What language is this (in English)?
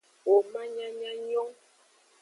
Aja (Benin)